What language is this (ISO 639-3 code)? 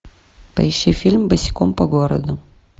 rus